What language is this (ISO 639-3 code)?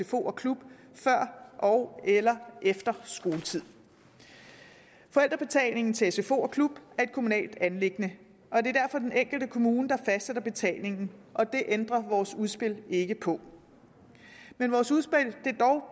dan